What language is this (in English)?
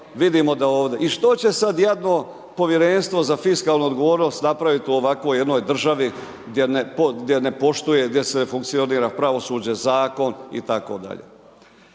Croatian